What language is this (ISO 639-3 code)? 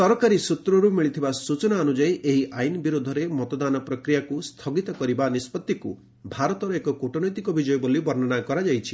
ori